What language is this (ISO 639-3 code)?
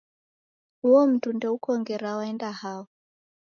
dav